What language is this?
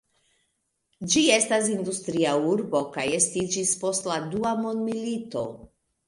Esperanto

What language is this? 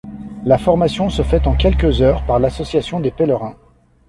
French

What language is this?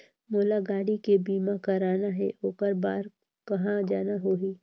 Chhattisgarhi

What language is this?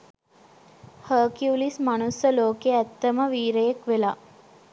Sinhala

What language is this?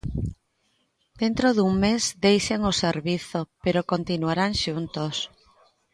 Galician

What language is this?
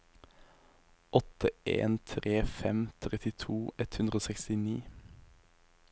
Norwegian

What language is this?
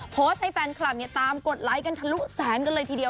Thai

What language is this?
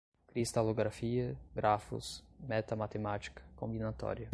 Portuguese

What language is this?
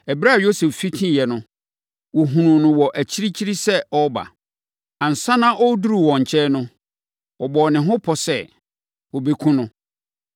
Akan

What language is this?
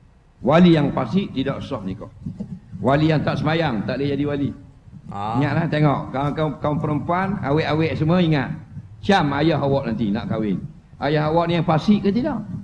Malay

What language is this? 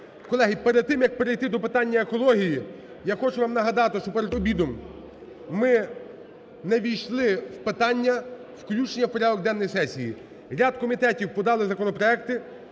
Ukrainian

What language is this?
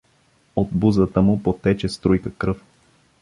Bulgarian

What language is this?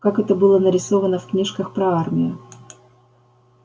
Russian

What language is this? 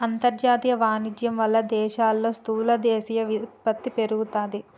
Telugu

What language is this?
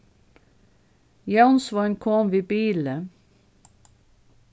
Faroese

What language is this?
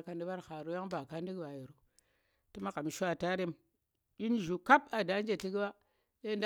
Tera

